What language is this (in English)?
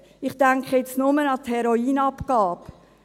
Swiss German